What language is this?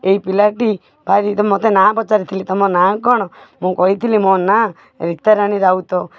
Odia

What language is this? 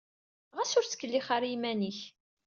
Kabyle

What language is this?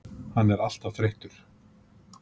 Icelandic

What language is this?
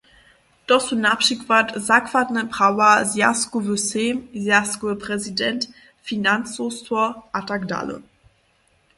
Upper Sorbian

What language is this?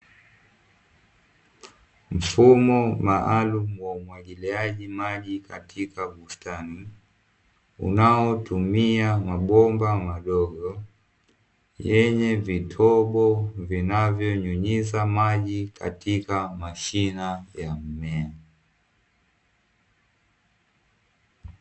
Swahili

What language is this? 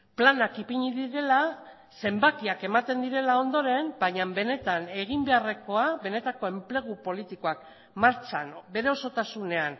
Basque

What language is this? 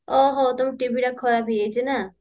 Odia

